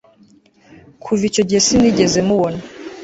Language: Kinyarwanda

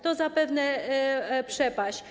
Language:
Polish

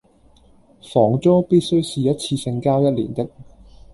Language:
Cantonese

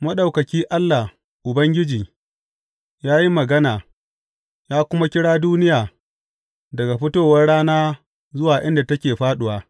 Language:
Hausa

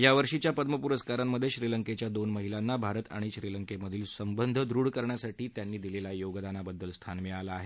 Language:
Marathi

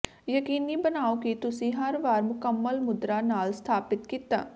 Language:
Punjabi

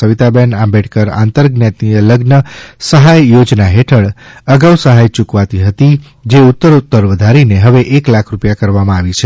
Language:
Gujarati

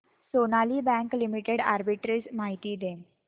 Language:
Marathi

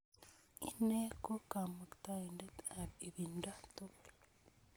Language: Kalenjin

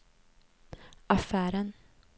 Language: Swedish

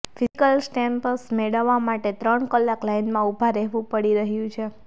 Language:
Gujarati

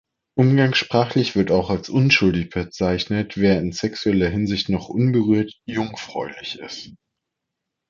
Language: German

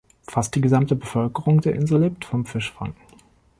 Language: German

